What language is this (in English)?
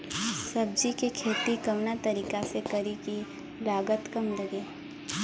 Bhojpuri